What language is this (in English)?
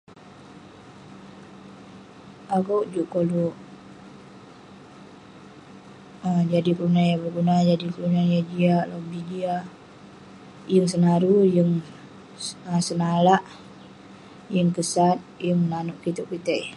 Western Penan